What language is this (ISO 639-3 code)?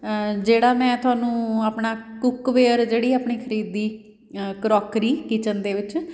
pan